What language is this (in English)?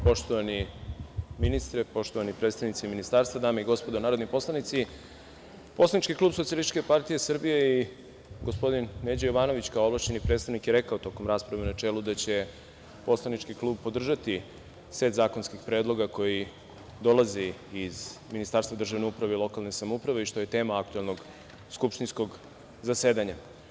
Serbian